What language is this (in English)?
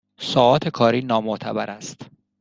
Persian